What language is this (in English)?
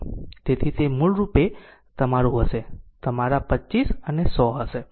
Gujarati